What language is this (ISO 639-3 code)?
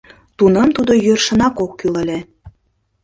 chm